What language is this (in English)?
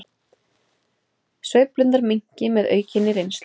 Icelandic